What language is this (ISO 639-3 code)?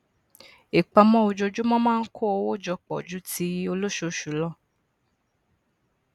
yor